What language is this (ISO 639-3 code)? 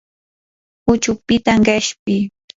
qur